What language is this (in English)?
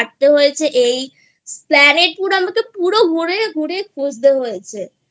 Bangla